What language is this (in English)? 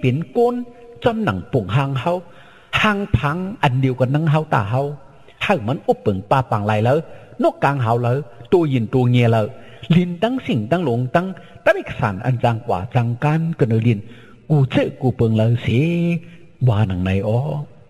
Thai